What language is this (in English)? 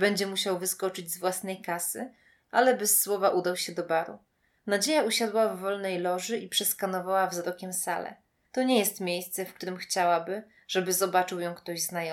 Polish